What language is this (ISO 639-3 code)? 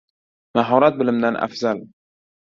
uzb